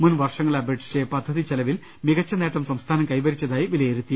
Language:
Malayalam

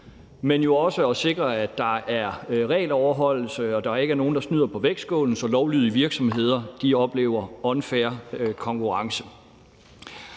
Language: Danish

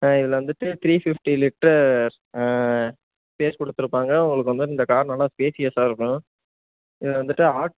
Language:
Tamil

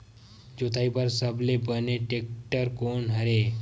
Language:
Chhattisgarhi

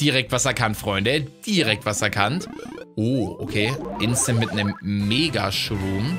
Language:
German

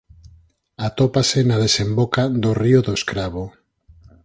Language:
Galician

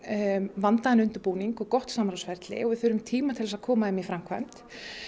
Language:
Icelandic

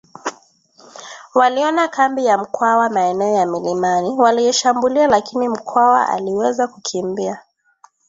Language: Swahili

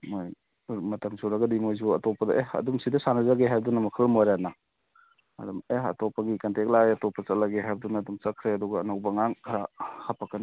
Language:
Manipuri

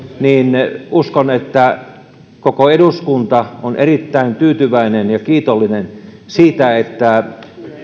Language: Finnish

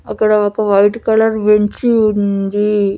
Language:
Telugu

